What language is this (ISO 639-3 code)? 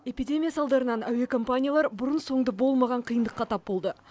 kaz